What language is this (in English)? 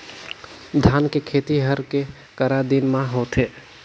Chhattisgarhi